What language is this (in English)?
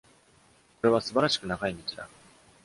Japanese